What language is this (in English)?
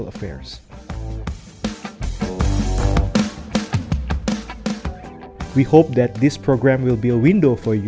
Indonesian